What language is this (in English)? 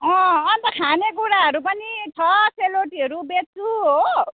Nepali